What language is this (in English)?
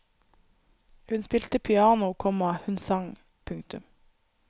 Norwegian